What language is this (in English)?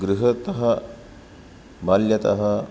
Sanskrit